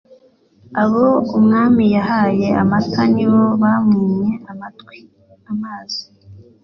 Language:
Kinyarwanda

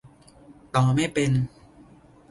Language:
Thai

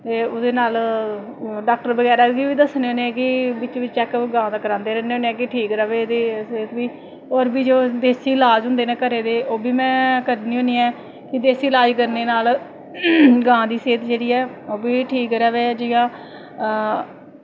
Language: Dogri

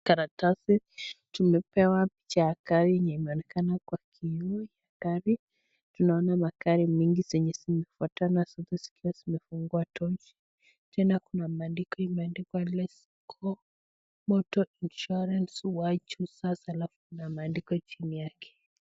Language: Swahili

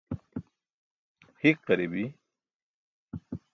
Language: Burushaski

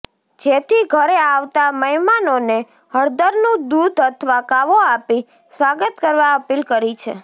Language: Gujarati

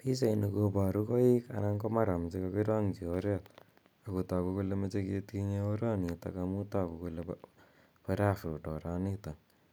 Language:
Kalenjin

